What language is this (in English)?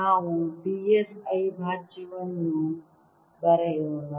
Kannada